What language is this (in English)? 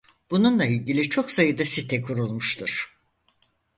Turkish